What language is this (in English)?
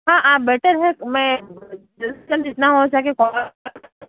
Urdu